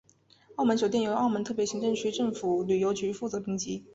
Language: Chinese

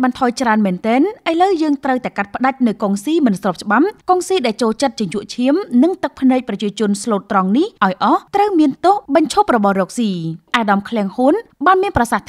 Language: Thai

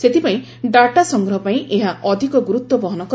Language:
Odia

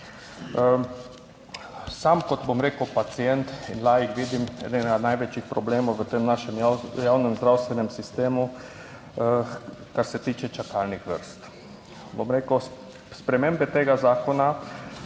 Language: Slovenian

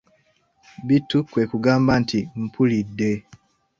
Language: Ganda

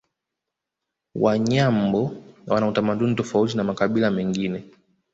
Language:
Swahili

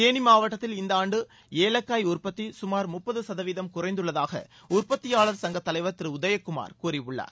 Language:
Tamil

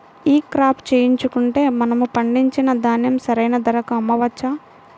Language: Telugu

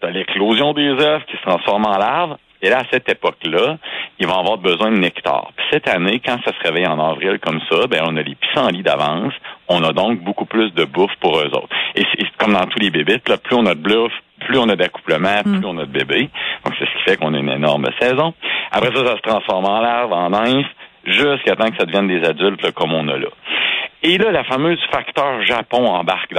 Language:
French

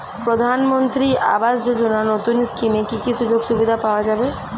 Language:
Bangla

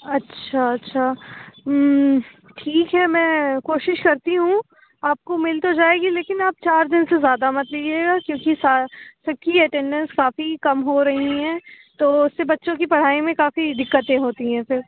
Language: Urdu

